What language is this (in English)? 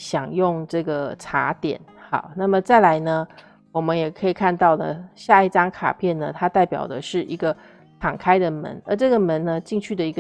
Chinese